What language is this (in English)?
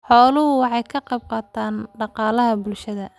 Somali